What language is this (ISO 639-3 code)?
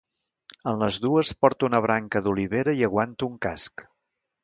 cat